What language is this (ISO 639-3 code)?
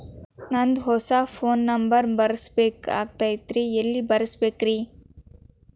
kan